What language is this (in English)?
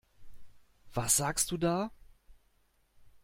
German